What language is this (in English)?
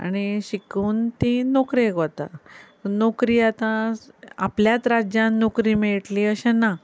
Konkani